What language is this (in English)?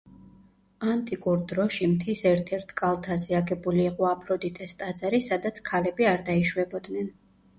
Georgian